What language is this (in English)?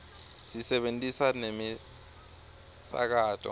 Swati